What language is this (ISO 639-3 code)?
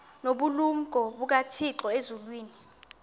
xho